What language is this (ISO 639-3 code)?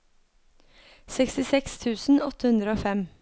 nor